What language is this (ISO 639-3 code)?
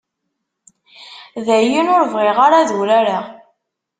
kab